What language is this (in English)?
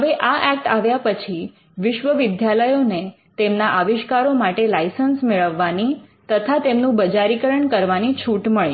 Gujarati